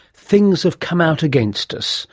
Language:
English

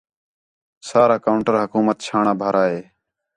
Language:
Khetrani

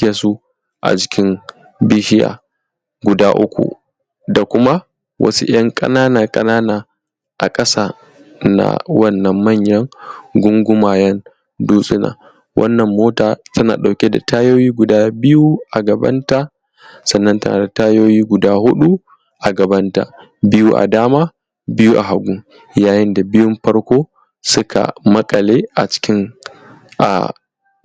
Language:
Hausa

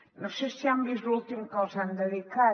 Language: Catalan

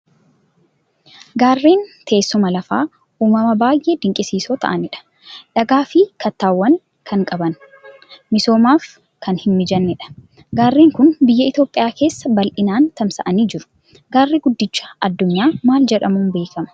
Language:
Oromo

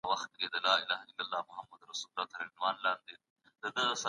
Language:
Pashto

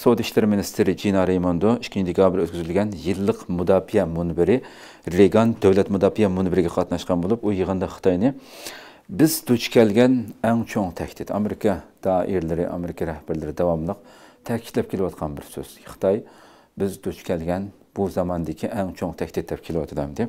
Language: Turkish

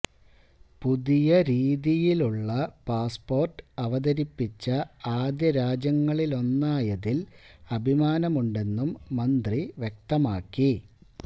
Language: Malayalam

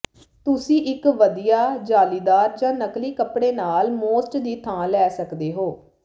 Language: Punjabi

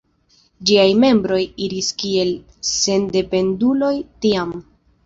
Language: Esperanto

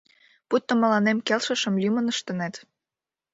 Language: Mari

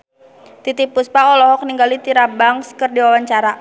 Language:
Sundanese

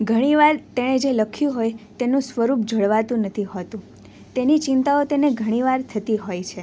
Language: Gujarati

